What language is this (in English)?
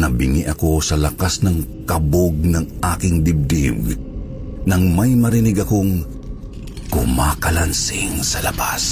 Filipino